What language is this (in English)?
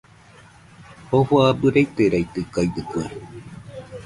Nüpode Huitoto